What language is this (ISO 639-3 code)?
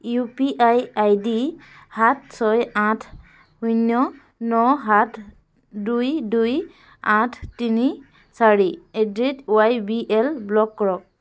asm